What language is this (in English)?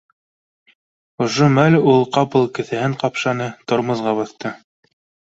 Bashkir